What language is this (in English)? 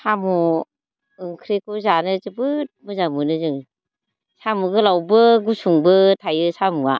Bodo